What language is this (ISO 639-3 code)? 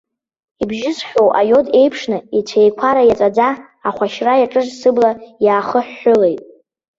abk